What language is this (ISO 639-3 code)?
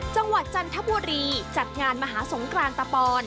tha